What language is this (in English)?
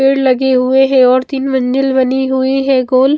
Hindi